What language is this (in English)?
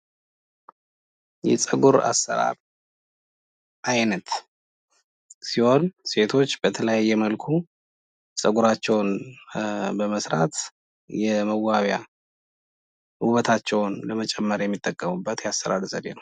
Amharic